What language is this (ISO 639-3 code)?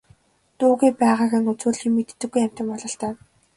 mon